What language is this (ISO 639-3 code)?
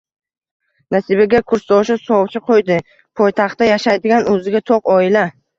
uzb